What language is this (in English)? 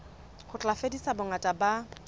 Southern Sotho